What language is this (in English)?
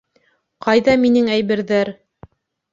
Bashkir